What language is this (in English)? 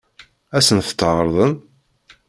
Kabyle